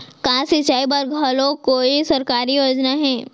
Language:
Chhattisgarhi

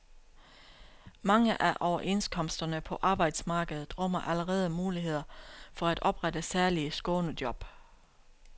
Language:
Danish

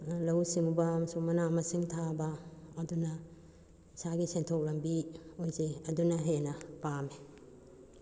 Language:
Manipuri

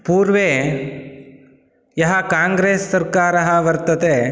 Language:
Sanskrit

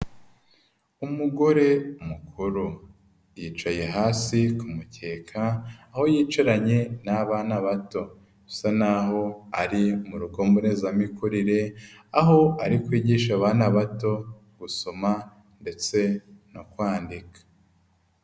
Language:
Kinyarwanda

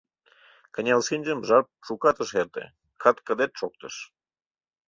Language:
Mari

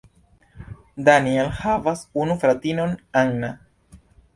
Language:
Esperanto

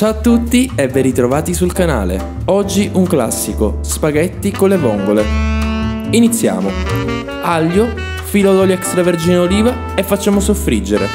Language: Italian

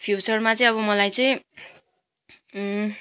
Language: Nepali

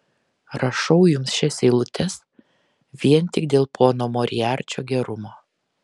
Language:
Lithuanian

